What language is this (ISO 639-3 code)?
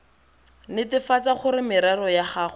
tsn